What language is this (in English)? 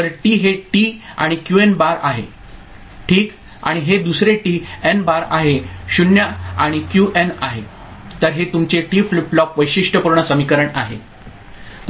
Marathi